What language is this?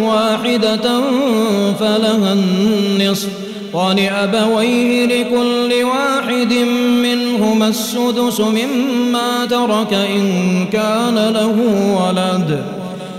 Arabic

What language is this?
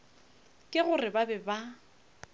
Northern Sotho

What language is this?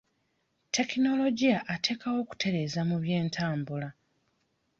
Ganda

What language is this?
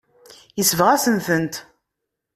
Kabyle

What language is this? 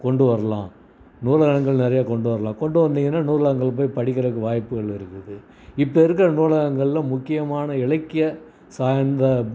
Tamil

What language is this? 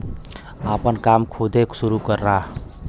Bhojpuri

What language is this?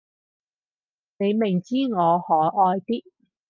Cantonese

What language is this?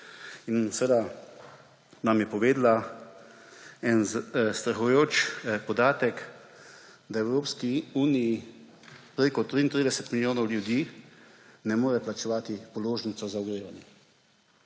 Slovenian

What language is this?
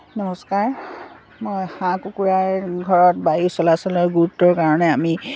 Assamese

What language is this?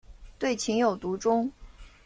Chinese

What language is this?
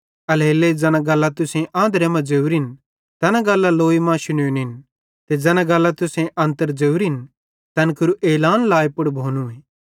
Bhadrawahi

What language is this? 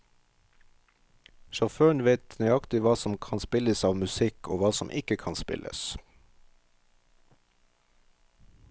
Norwegian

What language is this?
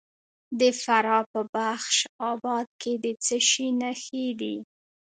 Pashto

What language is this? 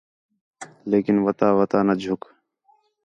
Khetrani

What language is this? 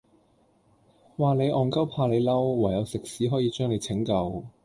Cantonese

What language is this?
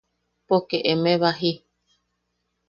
Yaqui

